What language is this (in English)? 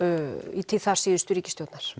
Icelandic